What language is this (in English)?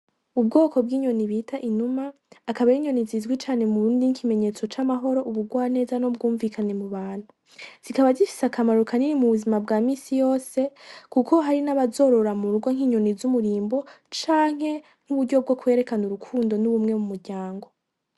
Rundi